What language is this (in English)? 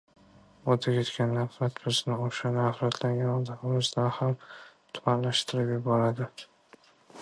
Uzbek